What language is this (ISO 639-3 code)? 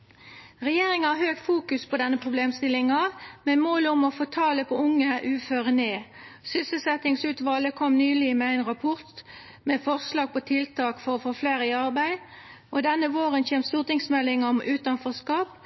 nno